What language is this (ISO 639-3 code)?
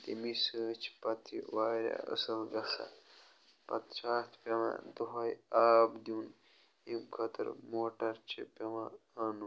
kas